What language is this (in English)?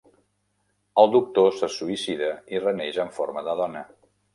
Catalan